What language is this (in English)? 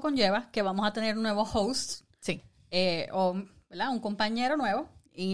Spanish